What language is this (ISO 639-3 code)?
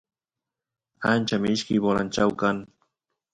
qus